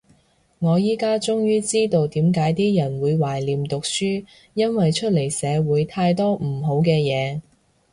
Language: Cantonese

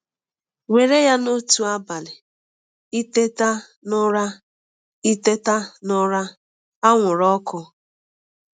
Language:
Igbo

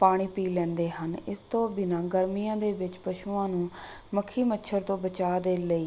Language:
Punjabi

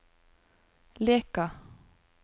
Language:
Norwegian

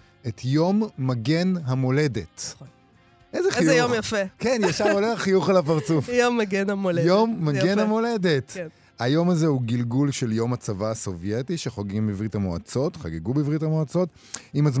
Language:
Hebrew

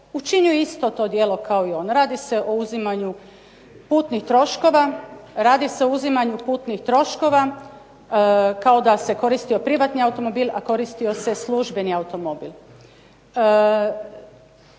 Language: Croatian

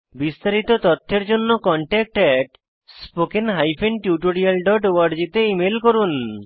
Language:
Bangla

